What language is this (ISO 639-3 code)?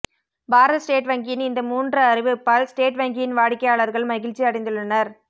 tam